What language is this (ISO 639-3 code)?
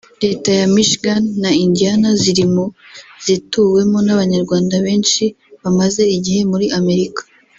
kin